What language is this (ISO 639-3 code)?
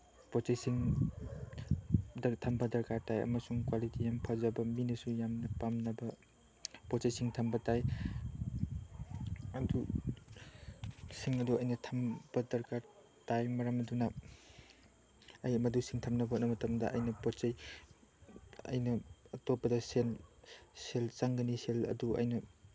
mni